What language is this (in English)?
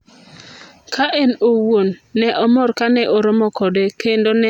Luo (Kenya and Tanzania)